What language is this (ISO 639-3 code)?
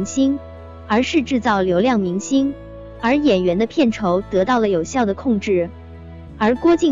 zho